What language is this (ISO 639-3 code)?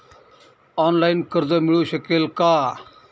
mar